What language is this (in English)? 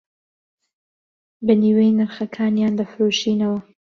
Central Kurdish